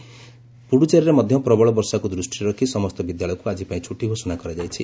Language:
Odia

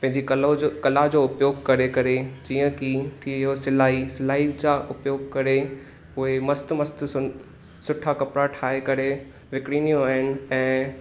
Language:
Sindhi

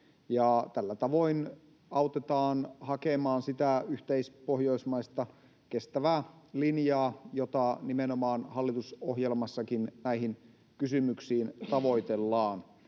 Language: Finnish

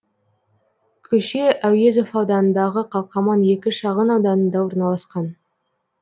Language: Kazakh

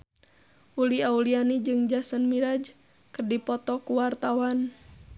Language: Sundanese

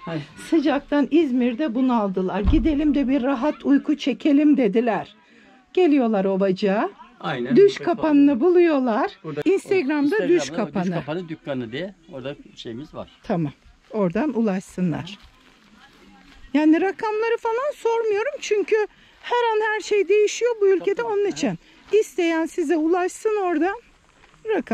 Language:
Turkish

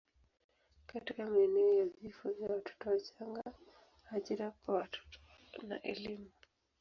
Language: Swahili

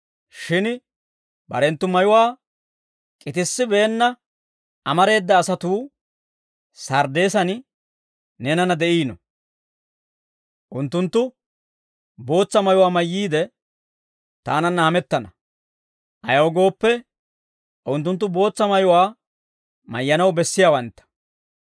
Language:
Dawro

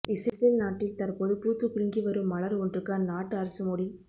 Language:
Tamil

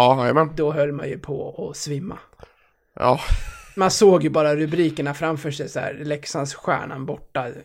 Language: Swedish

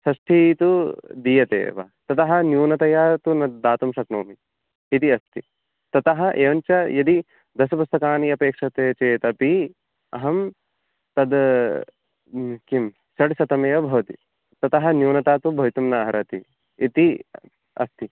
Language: Sanskrit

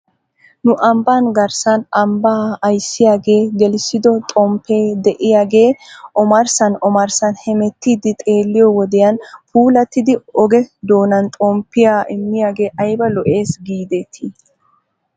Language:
Wolaytta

